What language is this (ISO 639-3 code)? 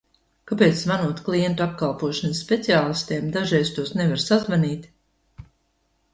lav